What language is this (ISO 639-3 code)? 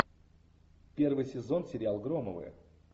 rus